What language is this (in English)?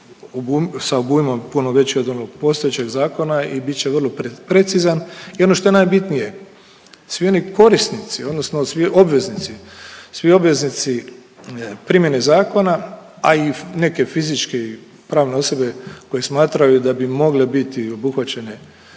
Croatian